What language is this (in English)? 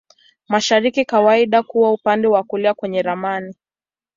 Swahili